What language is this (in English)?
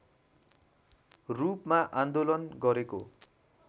Nepali